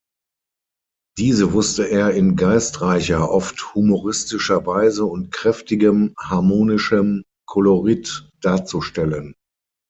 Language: German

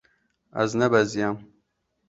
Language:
Kurdish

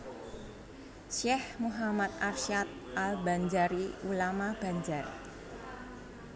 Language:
Javanese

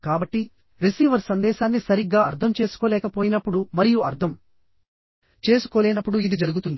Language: Telugu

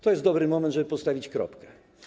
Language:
Polish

